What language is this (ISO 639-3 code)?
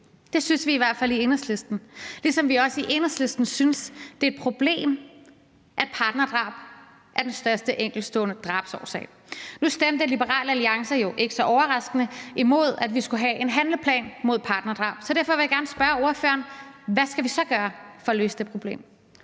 dan